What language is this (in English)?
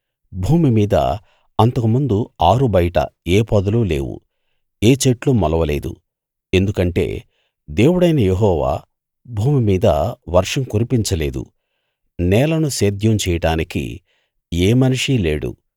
Telugu